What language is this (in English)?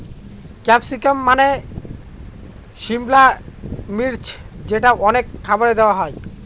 Bangla